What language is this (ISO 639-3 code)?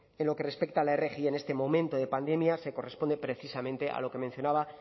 spa